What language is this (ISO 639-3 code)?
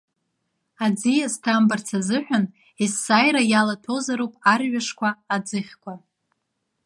abk